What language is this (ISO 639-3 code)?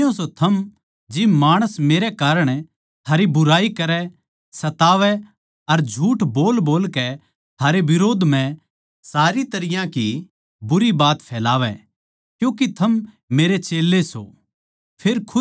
bgc